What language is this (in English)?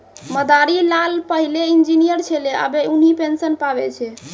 Maithili